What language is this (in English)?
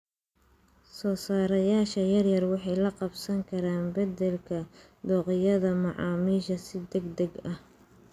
Somali